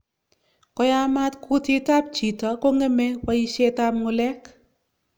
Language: Kalenjin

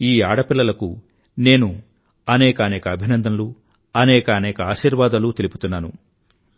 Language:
Telugu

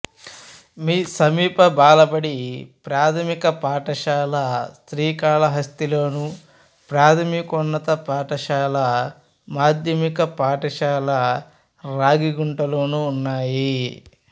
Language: Telugu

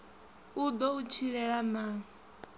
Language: Venda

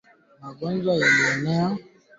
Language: Swahili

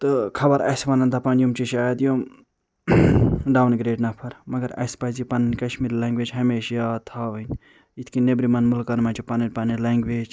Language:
Kashmiri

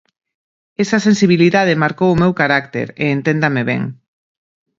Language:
Galician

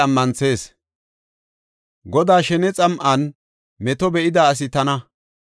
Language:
Gofa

